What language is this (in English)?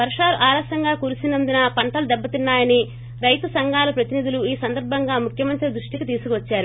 Telugu